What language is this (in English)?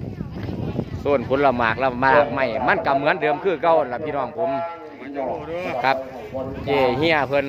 Thai